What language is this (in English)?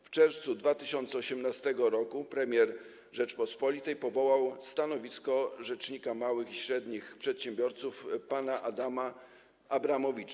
Polish